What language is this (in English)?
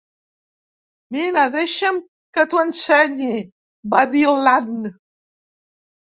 Catalan